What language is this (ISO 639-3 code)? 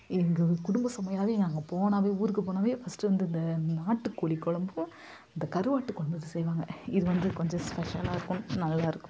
tam